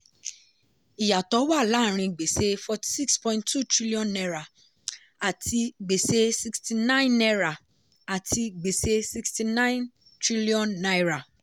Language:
Yoruba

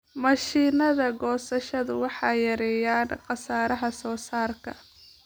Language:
Somali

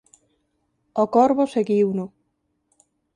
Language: Galician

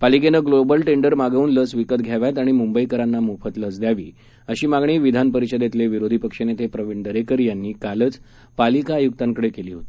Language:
Marathi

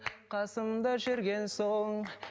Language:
Kazakh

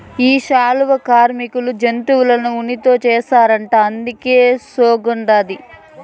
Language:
Telugu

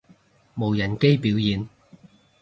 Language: Cantonese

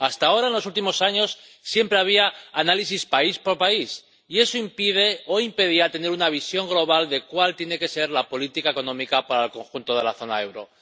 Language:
Spanish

